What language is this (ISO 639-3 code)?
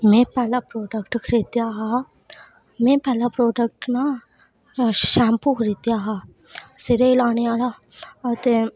doi